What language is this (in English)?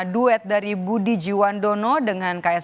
Indonesian